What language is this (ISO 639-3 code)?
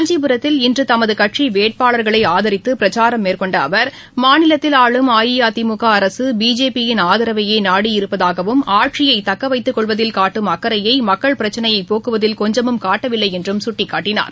tam